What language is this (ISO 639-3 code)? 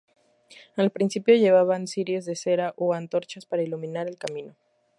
spa